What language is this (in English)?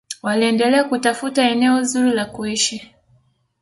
Swahili